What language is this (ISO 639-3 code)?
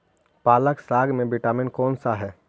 mag